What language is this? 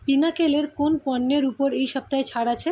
Bangla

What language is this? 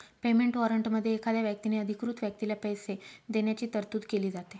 Marathi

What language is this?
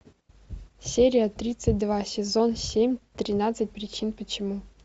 Russian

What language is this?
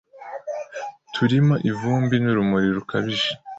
Kinyarwanda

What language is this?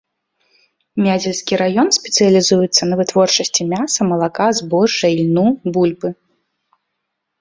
Belarusian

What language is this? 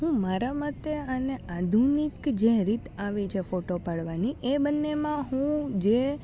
Gujarati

